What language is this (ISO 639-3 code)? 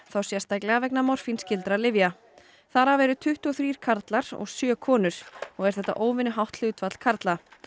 isl